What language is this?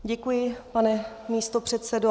Czech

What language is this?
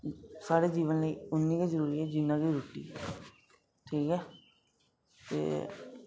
Dogri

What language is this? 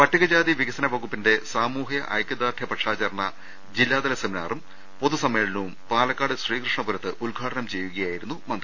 Malayalam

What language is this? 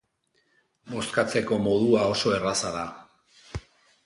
Basque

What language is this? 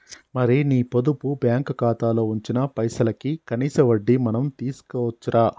Telugu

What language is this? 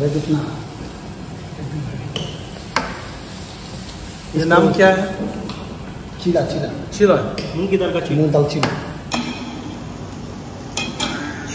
Indonesian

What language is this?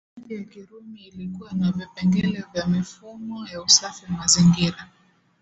Swahili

